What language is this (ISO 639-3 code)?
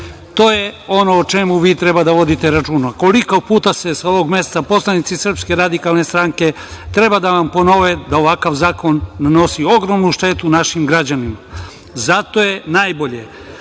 srp